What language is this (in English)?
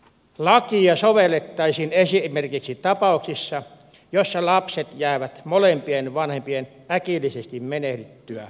Finnish